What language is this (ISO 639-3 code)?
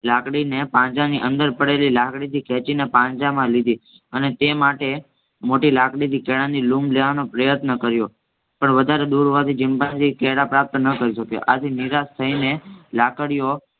guj